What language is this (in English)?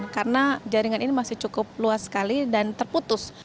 Indonesian